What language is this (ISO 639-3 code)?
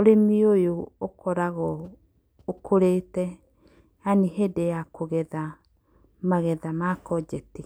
kik